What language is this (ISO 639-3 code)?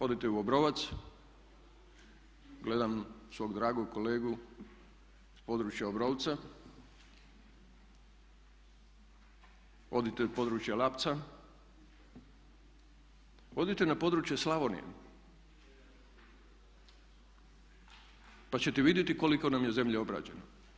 hrv